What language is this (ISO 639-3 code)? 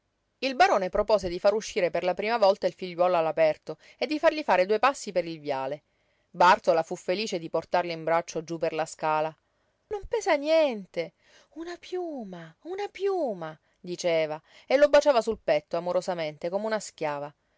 ita